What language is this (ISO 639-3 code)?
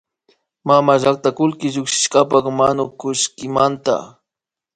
qvi